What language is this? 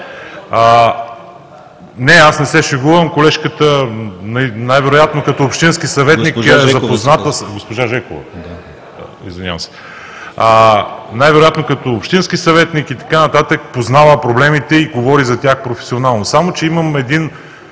Bulgarian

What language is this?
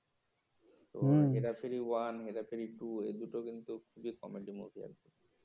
Bangla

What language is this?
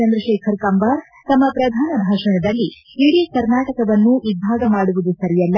Kannada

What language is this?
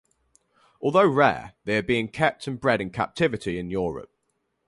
English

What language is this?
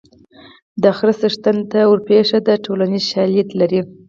Pashto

